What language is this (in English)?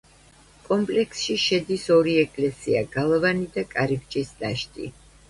Georgian